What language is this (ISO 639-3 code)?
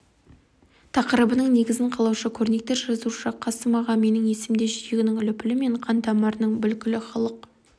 kaz